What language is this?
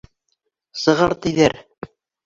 Bashkir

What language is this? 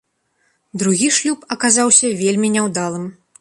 Belarusian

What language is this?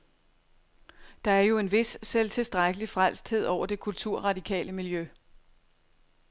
Danish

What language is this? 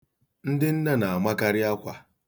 Igbo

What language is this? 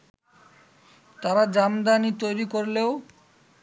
Bangla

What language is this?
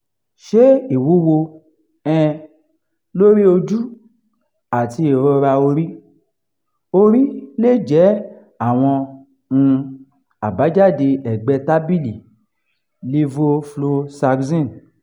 Yoruba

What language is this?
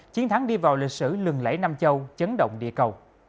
Vietnamese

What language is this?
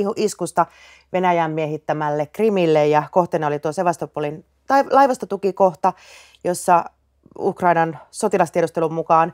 Finnish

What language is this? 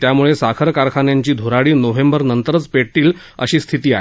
Marathi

